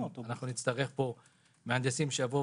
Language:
Hebrew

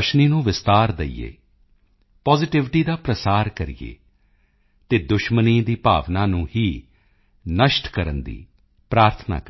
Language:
Punjabi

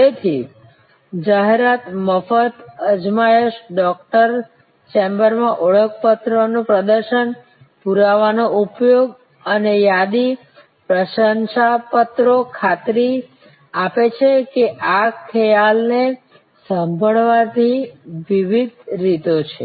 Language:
Gujarati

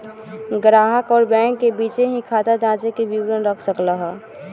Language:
Magahi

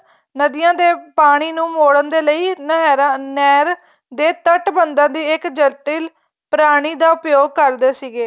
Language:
Punjabi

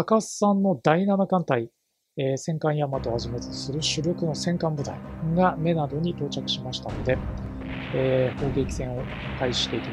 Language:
Japanese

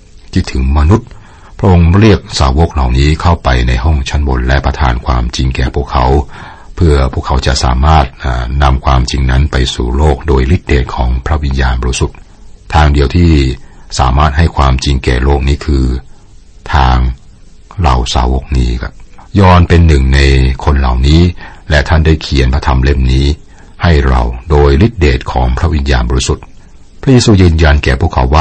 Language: Thai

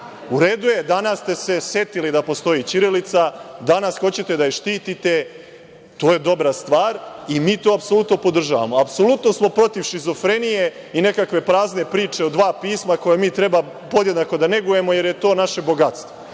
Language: Serbian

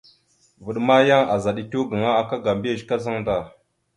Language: Mada (Cameroon)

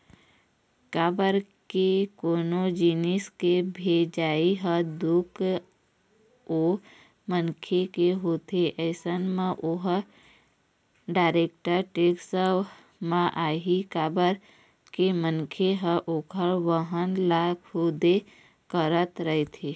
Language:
Chhattisgarhi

